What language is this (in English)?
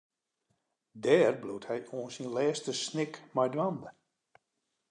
Western Frisian